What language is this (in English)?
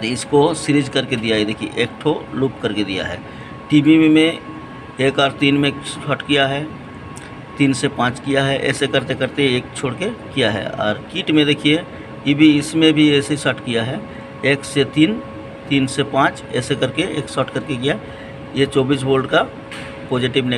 Hindi